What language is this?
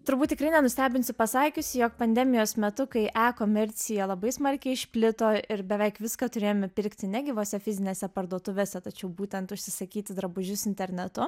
Lithuanian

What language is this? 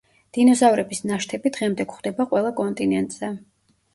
Georgian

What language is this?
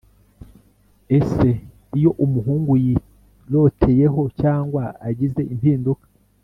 Kinyarwanda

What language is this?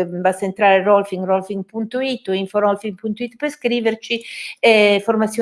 Italian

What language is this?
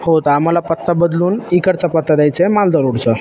Marathi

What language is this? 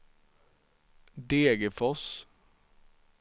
Swedish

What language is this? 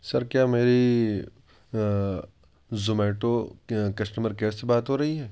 Urdu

